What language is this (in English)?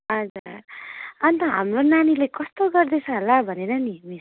Nepali